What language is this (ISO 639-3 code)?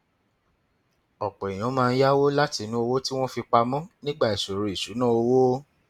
yor